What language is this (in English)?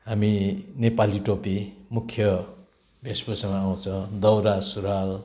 Nepali